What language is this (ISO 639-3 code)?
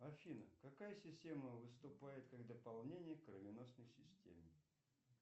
rus